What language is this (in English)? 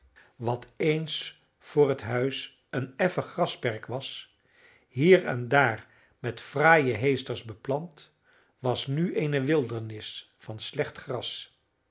Dutch